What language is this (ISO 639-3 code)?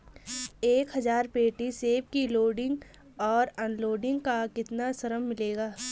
hin